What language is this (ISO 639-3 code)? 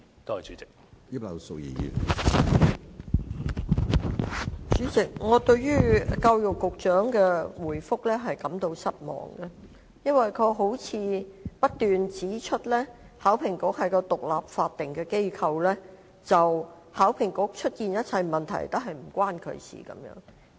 yue